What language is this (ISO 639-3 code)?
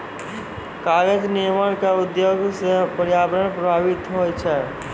mai